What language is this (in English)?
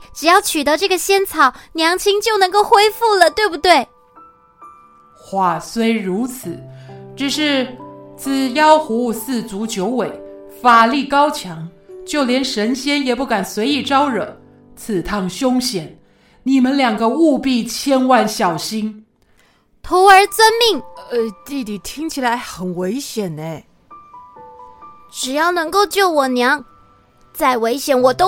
Chinese